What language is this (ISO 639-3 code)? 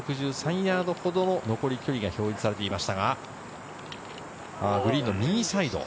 jpn